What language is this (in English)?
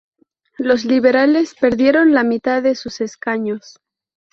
Spanish